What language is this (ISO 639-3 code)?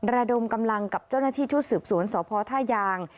tha